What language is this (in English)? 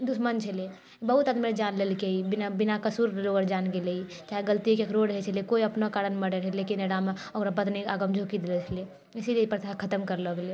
Maithili